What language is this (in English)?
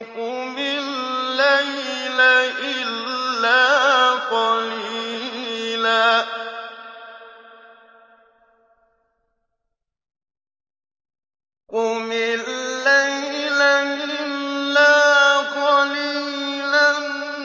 Arabic